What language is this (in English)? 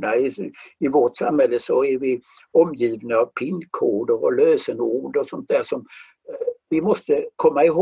Swedish